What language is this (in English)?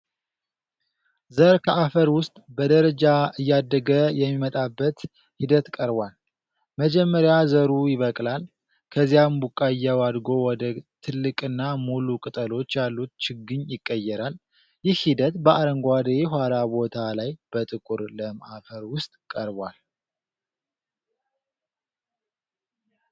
Amharic